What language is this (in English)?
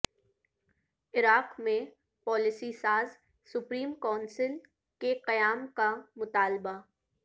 Urdu